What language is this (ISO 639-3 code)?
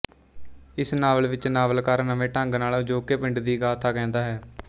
pan